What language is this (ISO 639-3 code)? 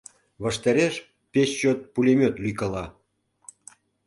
chm